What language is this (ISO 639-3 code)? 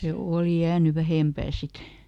fin